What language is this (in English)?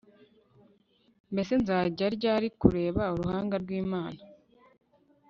Kinyarwanda